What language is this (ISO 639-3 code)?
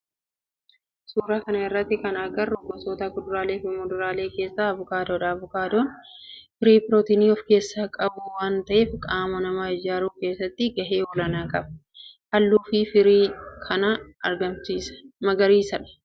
orm